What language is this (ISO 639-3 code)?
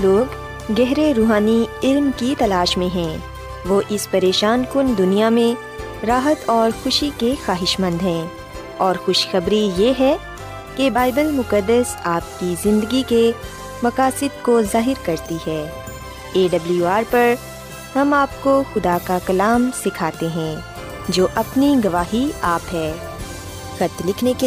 urd